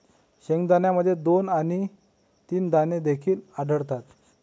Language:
Marathi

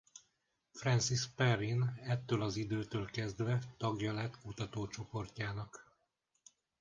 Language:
Hungarian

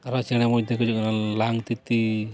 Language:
Santali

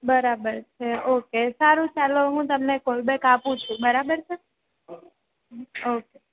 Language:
Gujarati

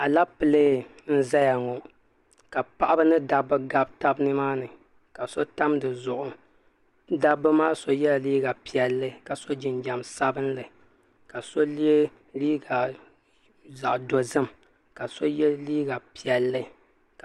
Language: Dagbani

